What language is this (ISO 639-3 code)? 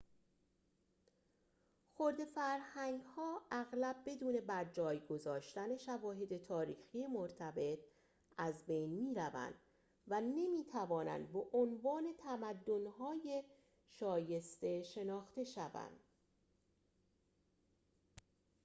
fas